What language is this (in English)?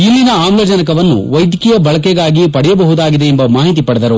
Kannada